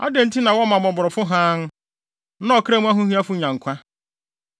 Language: Akan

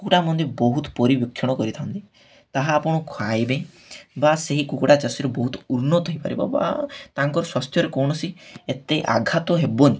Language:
Odia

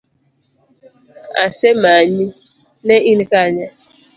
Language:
Luo (Kenya and Tanzania)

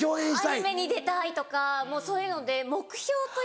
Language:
Japanese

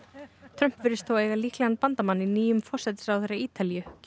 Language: Icelandic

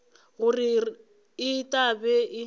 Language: Northern Sotho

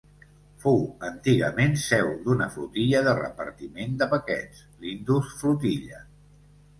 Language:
Catalan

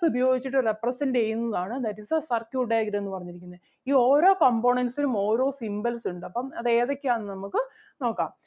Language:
Malayalam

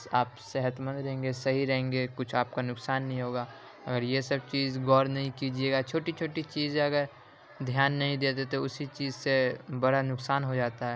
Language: Urdu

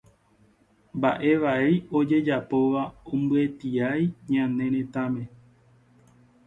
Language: Guarani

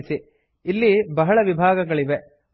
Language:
Kannada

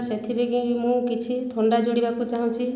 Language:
Odia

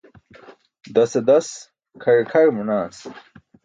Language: Burushaski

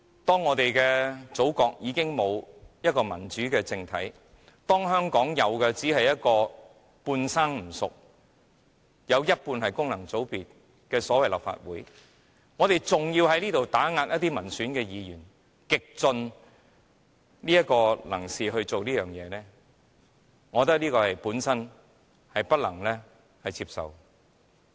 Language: Cantonese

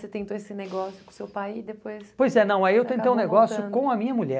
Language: Portuguese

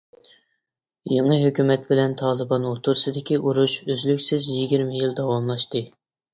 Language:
Uyghur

